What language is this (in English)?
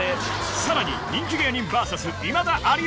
Japanese